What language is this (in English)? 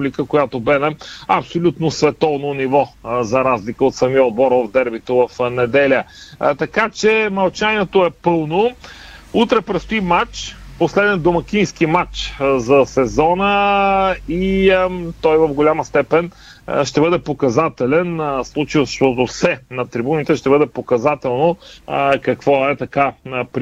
Bulgarian